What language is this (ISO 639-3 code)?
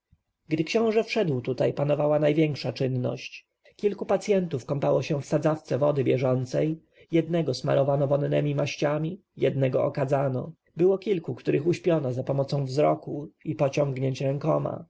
pol